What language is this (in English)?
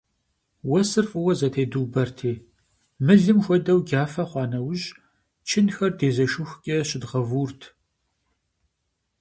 Kabardian